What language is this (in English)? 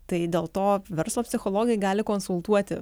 Lithuanian